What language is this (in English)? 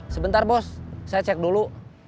Indonesian